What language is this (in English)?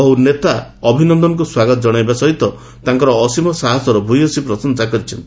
Odia